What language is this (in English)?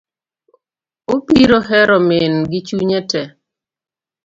Luo (Kenya and Tanzania)